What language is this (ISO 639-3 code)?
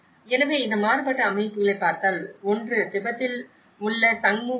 tam